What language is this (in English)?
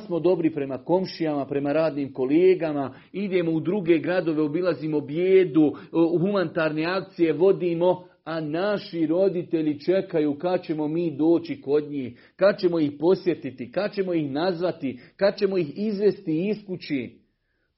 Croatian